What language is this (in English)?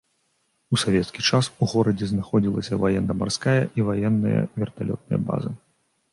Belarusian